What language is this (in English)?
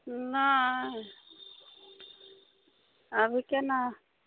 Maithili